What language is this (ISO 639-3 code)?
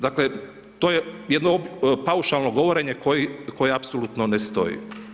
hrv